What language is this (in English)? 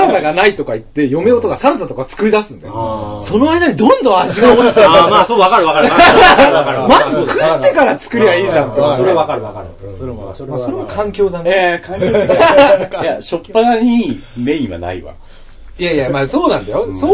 Japanese